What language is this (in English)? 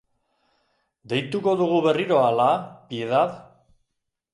Basque